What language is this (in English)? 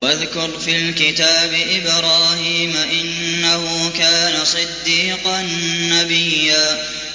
Arabic